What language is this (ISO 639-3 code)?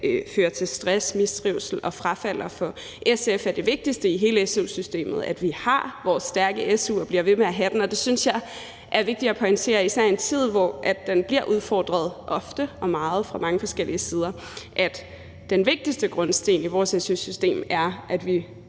dan